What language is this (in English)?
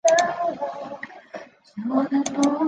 Chinese